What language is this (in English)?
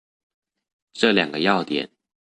Chinese